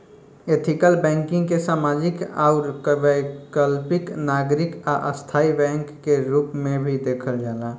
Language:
Bhojpuri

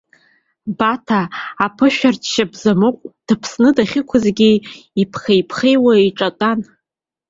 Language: Abkhazian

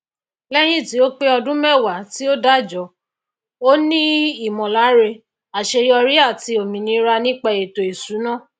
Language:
Yoruba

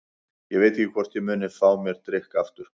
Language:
Icelandic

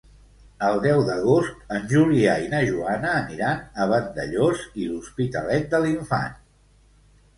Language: Catalan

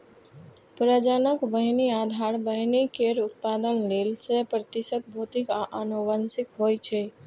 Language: Maithili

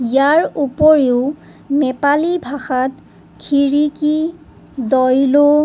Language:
Assamese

